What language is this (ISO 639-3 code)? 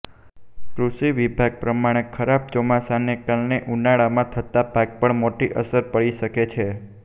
guj